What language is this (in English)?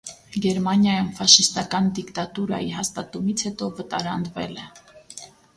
Armenian